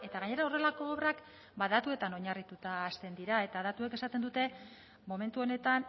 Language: Basque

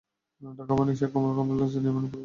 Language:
Bangla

